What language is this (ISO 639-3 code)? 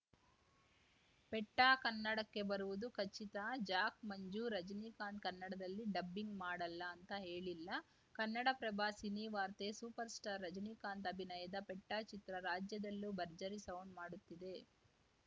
kan